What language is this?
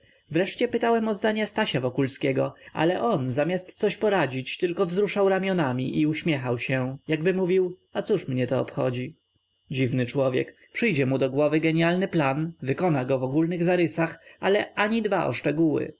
Polish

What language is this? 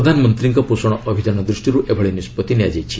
Odia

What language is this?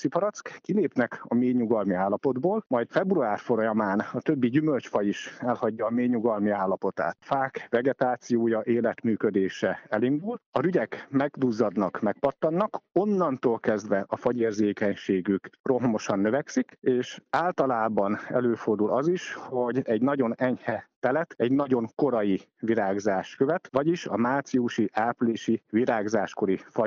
Hungarian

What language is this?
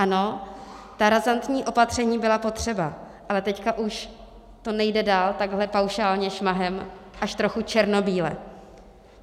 Czech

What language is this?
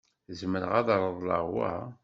Kabyle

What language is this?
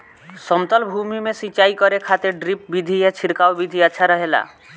Bhojpuri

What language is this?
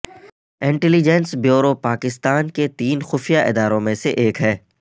Urdu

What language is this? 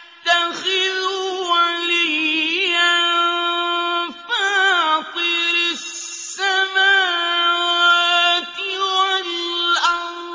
Arabic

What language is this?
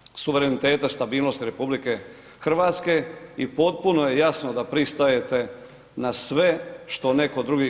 Croatian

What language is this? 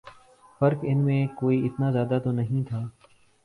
Urdu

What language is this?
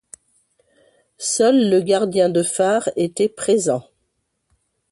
French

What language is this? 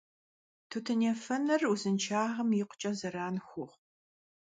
Kabardian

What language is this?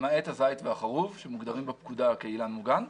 Hebrew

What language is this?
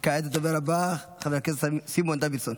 Hebrew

